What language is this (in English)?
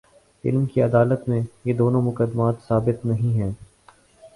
Urdu